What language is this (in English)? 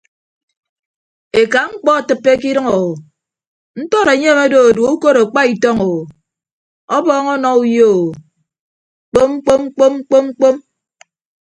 Ibibio